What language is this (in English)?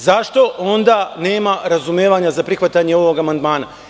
Serbian